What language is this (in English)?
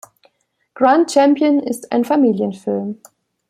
German